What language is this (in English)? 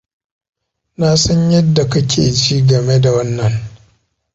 Hausa